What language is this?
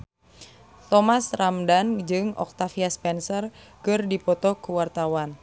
Sundanese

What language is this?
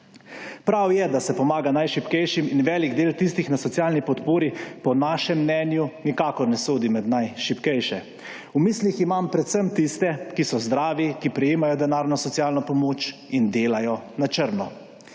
Slovenian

